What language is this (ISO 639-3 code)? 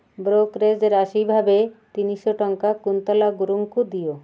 ori